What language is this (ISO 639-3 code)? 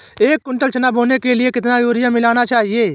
hin